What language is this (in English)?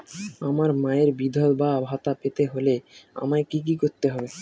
Bangla